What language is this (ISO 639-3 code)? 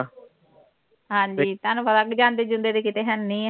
pan